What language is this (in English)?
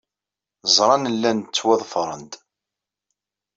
Kabyle